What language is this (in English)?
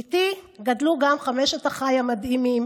Hebrew